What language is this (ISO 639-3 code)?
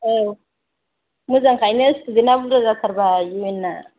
brx